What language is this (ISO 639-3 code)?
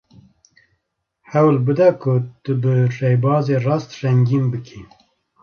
kur